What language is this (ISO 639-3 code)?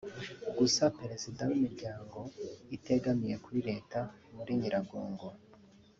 kin